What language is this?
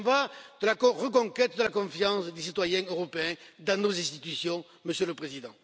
French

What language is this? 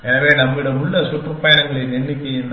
Tamil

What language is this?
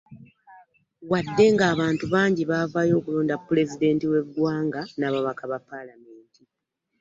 Ganda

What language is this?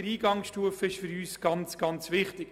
Swiss German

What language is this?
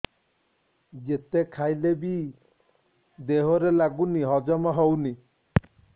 Odia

